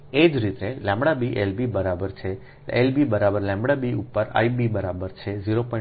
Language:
Gujarati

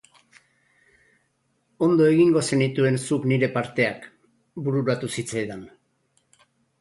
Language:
Basque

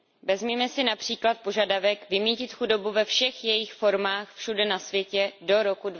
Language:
Czech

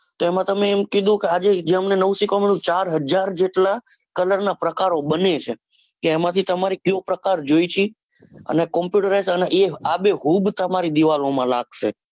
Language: Gujarati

